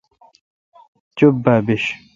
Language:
Kalkoti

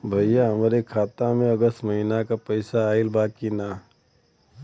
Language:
Bhojpuri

